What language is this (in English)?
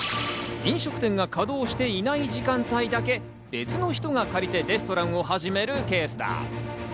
Japanese